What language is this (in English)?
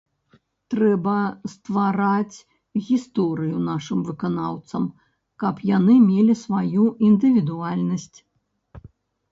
Belarusian